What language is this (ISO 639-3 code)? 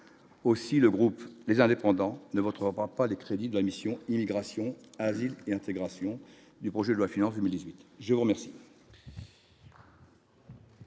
fra